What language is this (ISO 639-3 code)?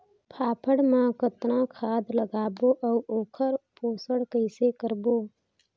hne